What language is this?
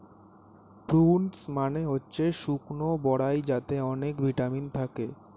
Bangla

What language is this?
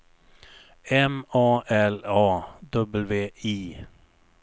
Swedish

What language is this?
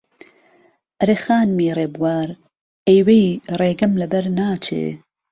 Central Kurdish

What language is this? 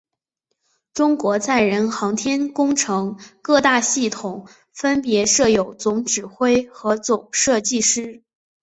Chinese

